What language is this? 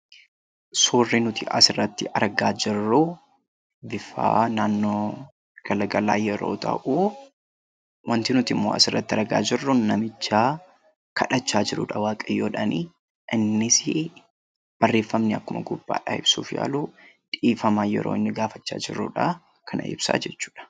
Oromo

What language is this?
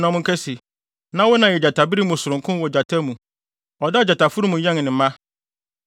Akan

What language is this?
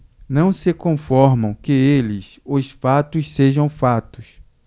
Portuguese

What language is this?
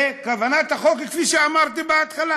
Hebrew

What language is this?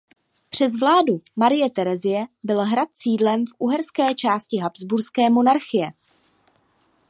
Czech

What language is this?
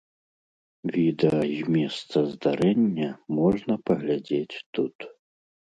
Belarusian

